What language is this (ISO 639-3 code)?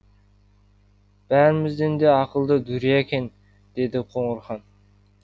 kaz